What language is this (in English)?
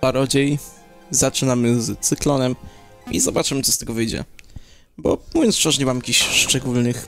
Polish